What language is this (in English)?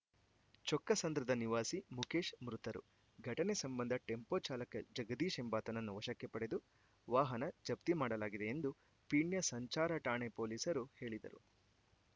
Kannada